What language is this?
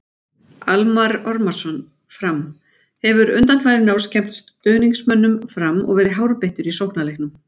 Icelandic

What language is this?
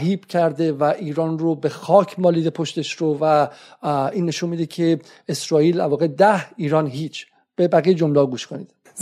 Persian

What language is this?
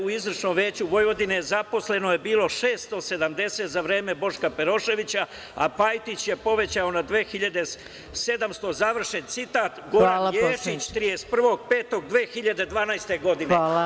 Serbian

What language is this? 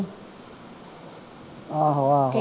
Punjabi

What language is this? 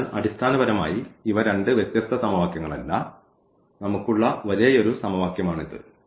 Malayalam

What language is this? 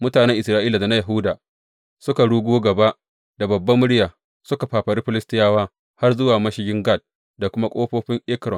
Hausa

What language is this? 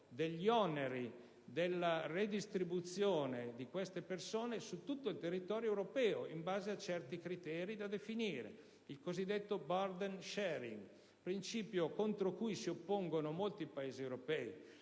Italian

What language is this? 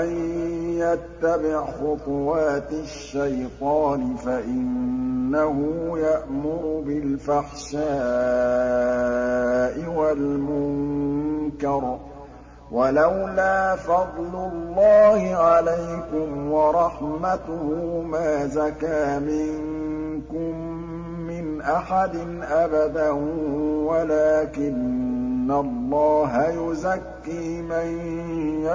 Arabic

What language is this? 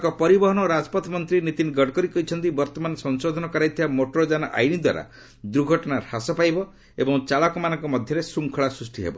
Odia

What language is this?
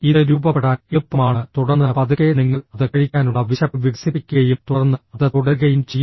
Malayalam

